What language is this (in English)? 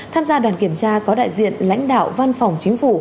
Vietnamese